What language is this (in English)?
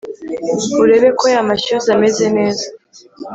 Kinyarwanda